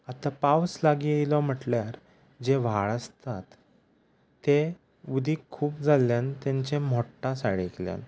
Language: Konkani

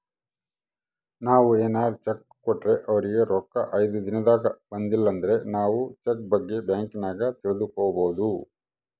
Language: Kannada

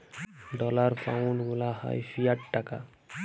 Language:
Bangla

